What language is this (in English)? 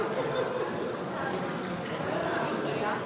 Slovenian